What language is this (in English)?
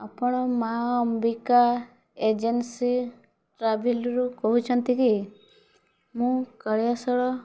Odia